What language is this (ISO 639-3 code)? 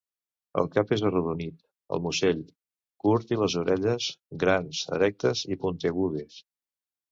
cat